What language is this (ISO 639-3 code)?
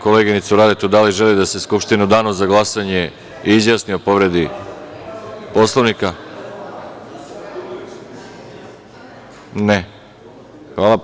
srp